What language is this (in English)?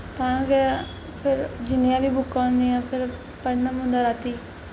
Dogri